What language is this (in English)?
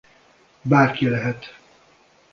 Hungarian